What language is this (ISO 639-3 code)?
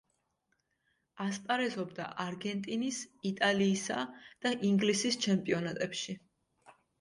kat